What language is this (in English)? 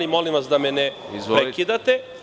Serbian